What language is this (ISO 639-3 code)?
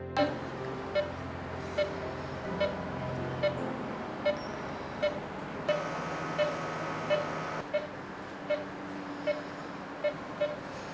ind